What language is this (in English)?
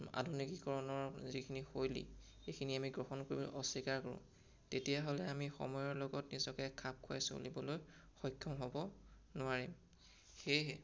Assamese